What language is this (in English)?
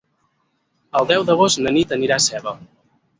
Catalan